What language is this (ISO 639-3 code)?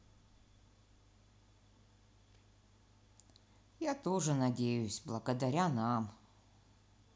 rus